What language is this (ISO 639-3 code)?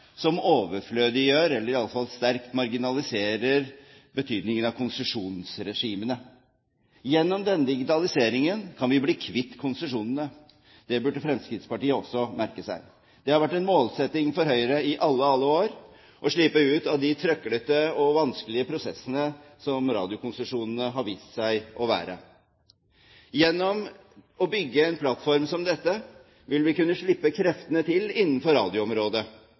nob